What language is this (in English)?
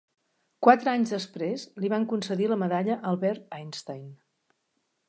Catalan